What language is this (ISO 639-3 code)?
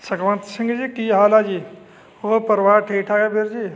pan